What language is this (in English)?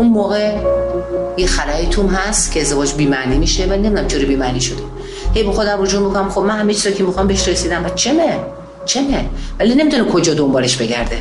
Persian